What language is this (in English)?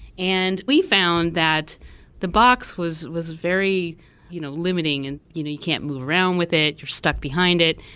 English